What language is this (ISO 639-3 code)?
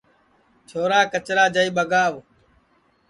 ssi